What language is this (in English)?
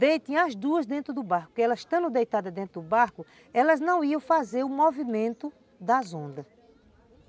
Portuguese